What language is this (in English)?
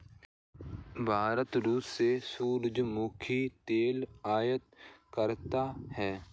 Hindi